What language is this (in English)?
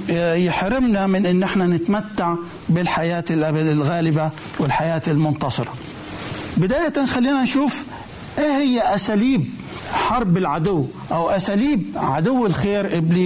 Arabic